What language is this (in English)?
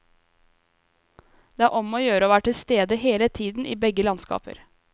Norwegian